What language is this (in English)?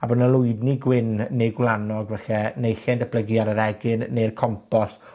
Welsh